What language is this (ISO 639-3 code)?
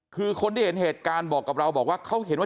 tha